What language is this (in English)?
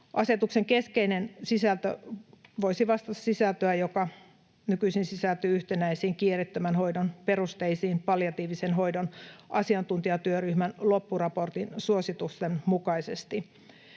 Finnish